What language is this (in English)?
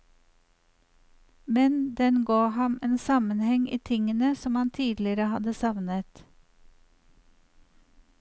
Norwegian